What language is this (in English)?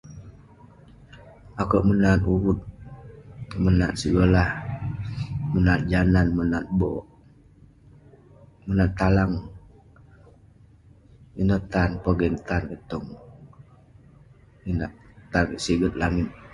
Western Penan